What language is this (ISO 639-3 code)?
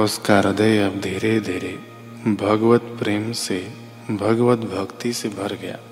hin